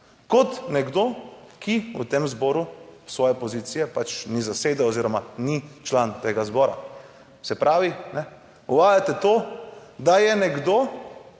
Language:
Slovenian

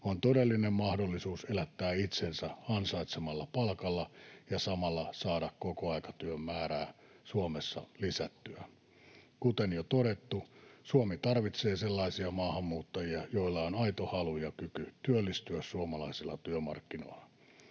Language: Finnish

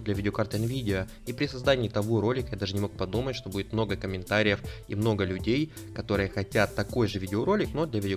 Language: Russian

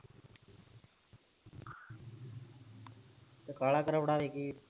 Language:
Punjabi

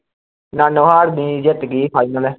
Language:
Punjabi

